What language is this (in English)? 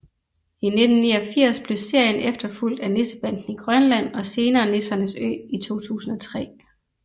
Danish